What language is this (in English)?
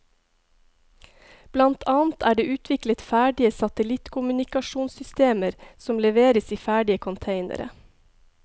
Norwegian